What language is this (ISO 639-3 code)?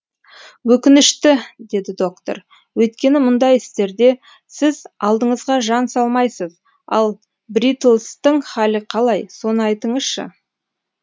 kaz